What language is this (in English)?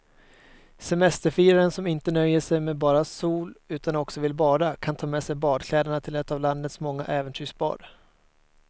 Swedish